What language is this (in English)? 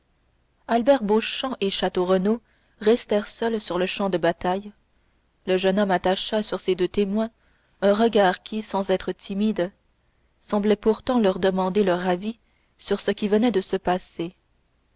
French